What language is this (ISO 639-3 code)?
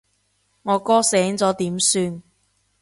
yue